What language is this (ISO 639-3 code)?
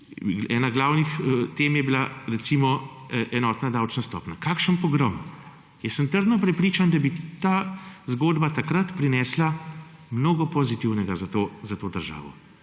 slv